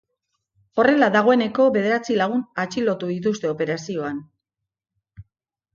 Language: Basque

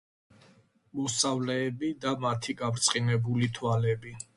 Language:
Georgian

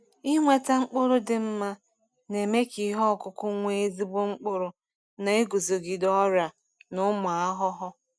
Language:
Igbo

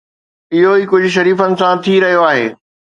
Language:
Sindhi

